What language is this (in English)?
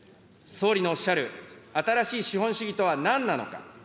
Japanese